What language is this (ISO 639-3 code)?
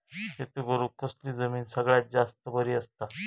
mar